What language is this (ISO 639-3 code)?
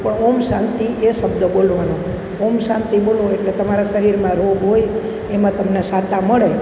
guj